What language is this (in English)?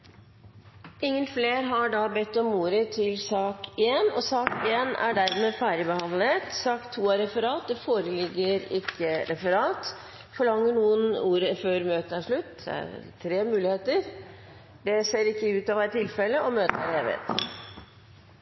Norwegian Bokmål